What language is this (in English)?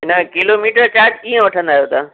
Sindhi